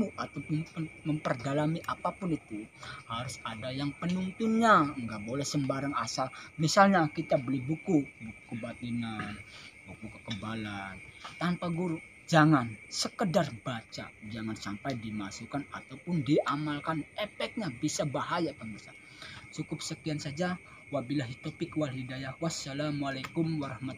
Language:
Indonesian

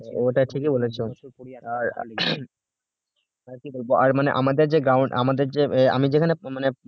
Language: Bangla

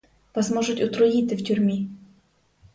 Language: Ukrainian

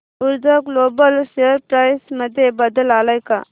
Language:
Marathi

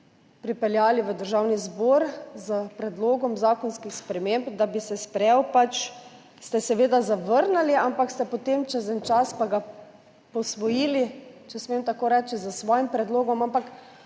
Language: Slovenian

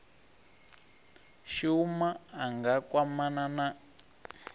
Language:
Venda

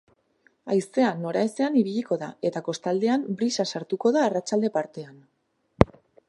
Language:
Basque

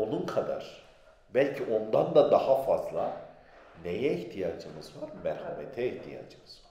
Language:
Turkish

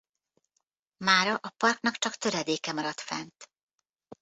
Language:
Hungarian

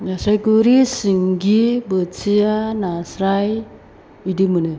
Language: Bodo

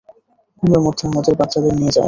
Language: Bangla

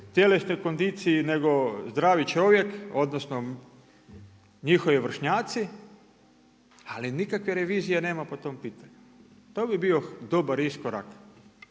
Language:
Croatian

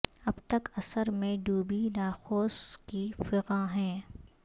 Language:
Urdu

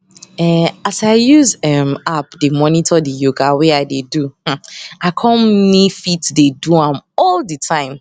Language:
Nigerian Pidgin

